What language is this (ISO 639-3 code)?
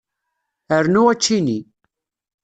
kab